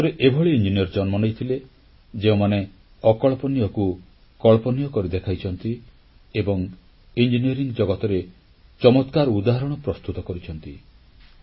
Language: Odia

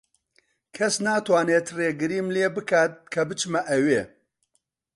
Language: Central Kurdish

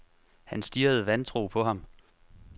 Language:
Danish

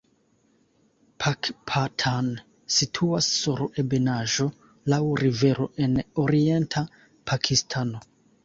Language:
Esperanto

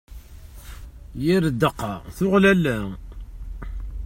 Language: Kabyle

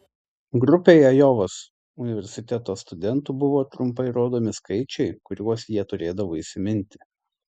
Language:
Lithuanian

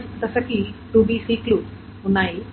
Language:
Telugu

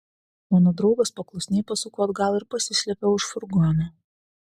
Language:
Lithuanian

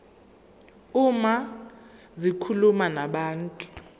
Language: Zulu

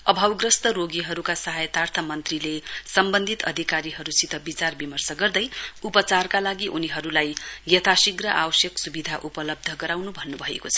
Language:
Nepali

